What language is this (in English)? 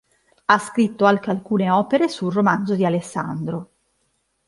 Italian